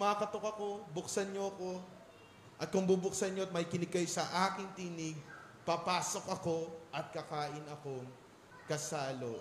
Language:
Filipino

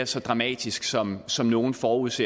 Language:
Danish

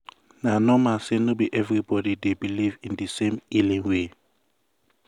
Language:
Nigerian Pidgin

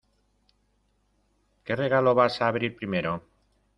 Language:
Spanish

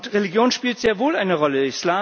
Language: German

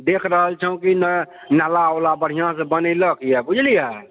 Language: Maithili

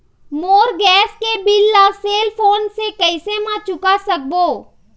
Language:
Chhattisgarhi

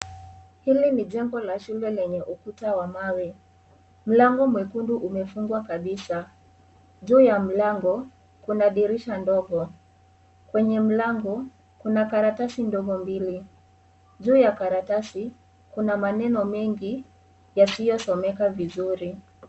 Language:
Swahili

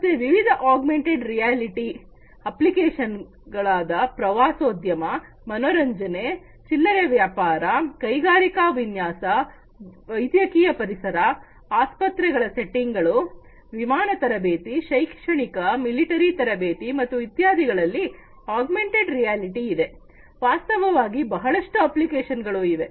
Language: Kannada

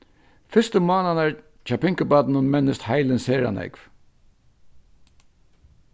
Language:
Faroese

